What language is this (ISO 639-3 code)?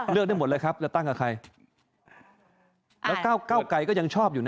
tha